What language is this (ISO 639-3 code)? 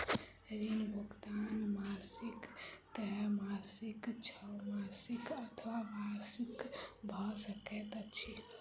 mai